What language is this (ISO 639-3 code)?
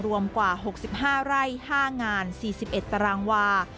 tha